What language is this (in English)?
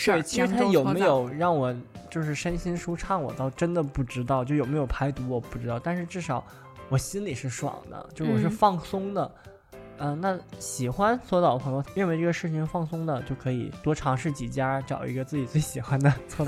Chinese